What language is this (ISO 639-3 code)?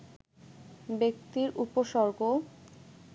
ben